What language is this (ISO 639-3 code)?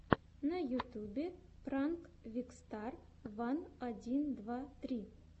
rus